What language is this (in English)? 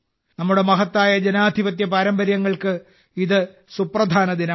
Malayalam